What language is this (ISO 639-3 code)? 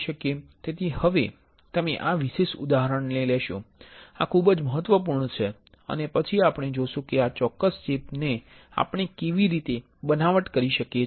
guj